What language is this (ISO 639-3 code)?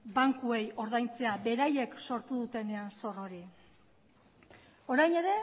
eus